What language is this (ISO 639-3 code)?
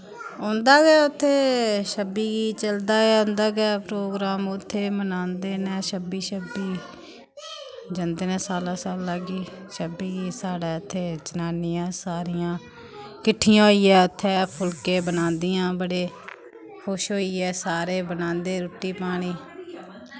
doi